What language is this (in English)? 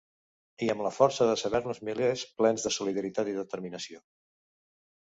Catalan